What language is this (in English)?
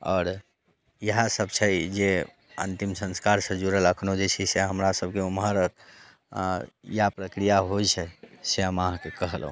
Maithili